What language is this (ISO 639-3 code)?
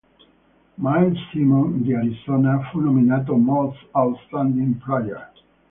ita